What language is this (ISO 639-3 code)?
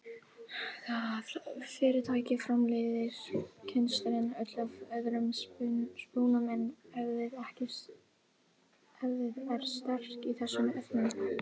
isl